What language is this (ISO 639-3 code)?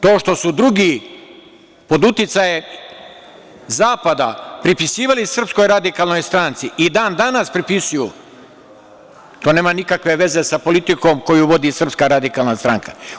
srp